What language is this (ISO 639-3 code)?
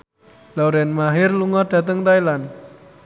jav